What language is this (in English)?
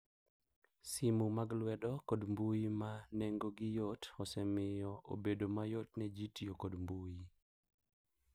Luo (Kenya and Tanzania)